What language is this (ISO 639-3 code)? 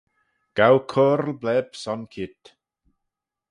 glv